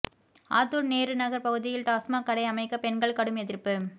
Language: Tamil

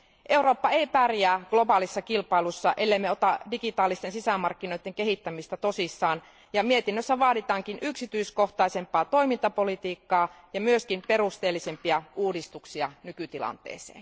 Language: Finnish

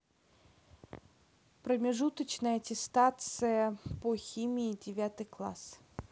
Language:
Russian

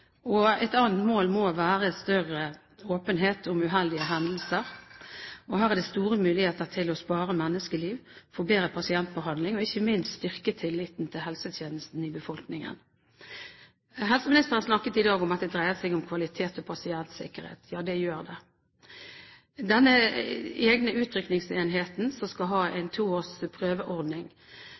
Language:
Norwegian Bokmål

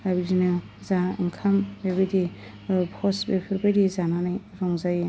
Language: Bodo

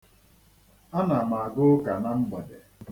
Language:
Igbo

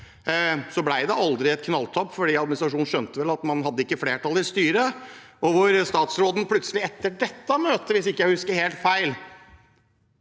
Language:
Norwegian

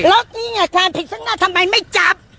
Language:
Thai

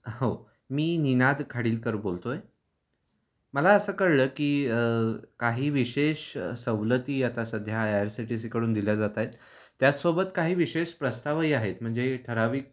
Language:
Marathi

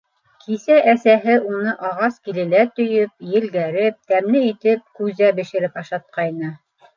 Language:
Bashkir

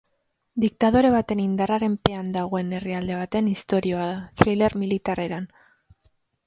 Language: Basque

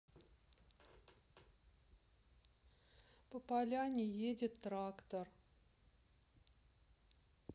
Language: Russian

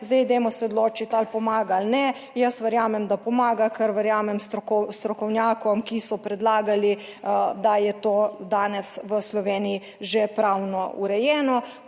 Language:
Slovenian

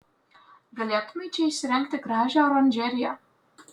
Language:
Lithuanian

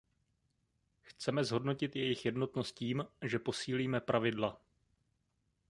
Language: Czech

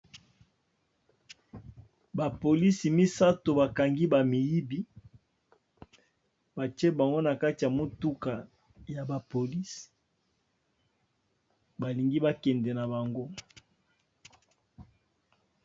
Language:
Lingala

